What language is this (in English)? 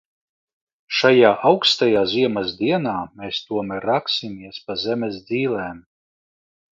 Latvian